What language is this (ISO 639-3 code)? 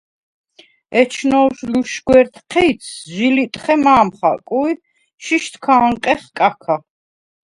sva